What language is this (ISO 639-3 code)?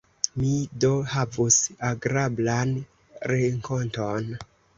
epo